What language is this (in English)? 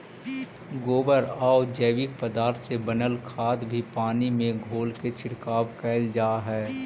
Magahi